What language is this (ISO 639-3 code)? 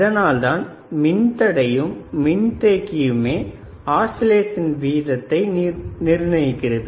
tam